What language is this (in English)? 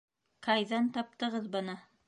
Bashkir